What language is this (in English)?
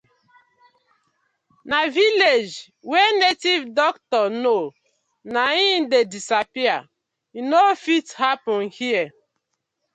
Nigerian Pidgin